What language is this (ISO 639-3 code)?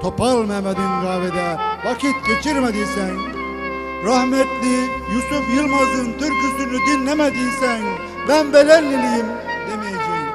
tur